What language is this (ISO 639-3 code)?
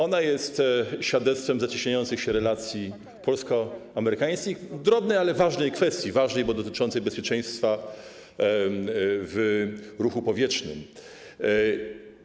pol